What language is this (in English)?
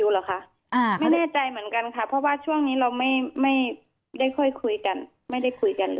Thai